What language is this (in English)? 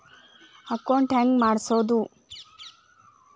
Kannada